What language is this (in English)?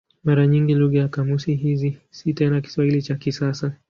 Swahili